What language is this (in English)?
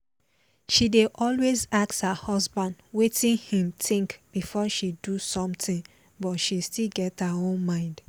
Nigerian Pidgin